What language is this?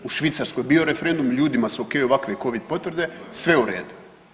Croatian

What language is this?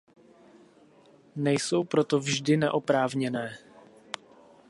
Czech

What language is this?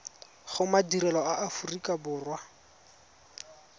Tswana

